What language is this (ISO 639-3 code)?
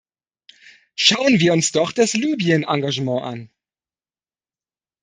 deu